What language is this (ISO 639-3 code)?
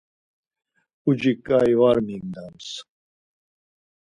lzz